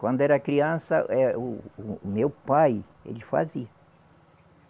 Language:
Portuguese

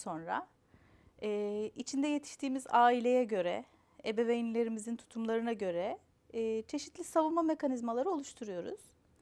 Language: Turkish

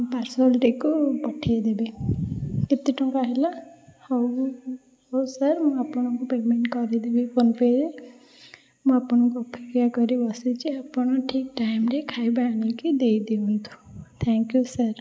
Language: Odia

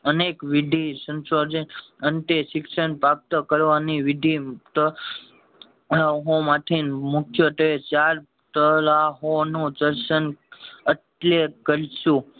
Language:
Gujarati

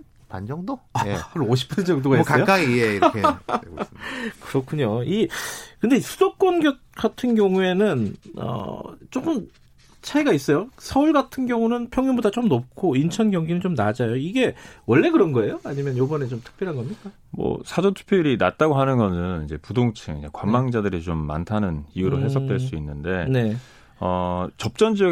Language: Korean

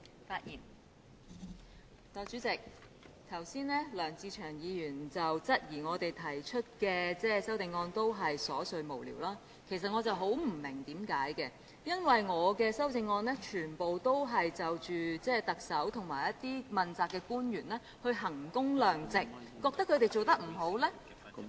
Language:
Cantonese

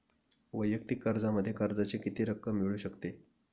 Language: Marathi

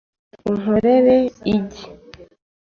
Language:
Kinyarwanda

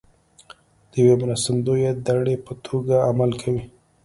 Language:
Pashto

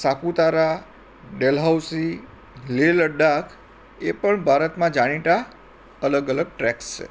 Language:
Gujarati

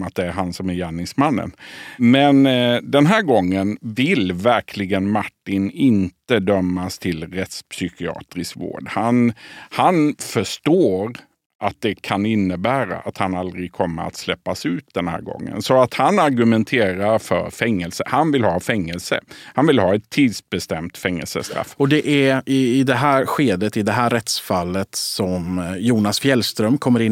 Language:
Swedish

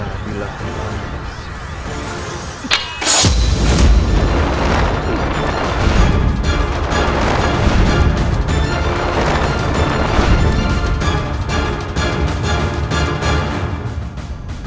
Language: Indonesian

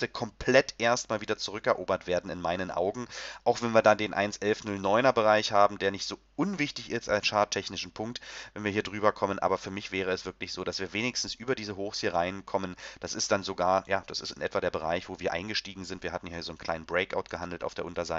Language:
German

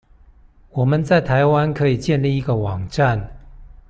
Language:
Chinese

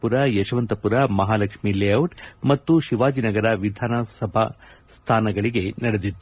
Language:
Kannada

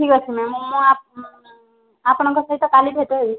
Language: Odia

